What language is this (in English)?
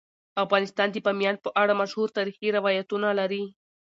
Pashto